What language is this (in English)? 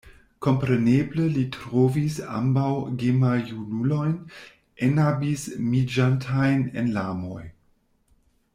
Esperanto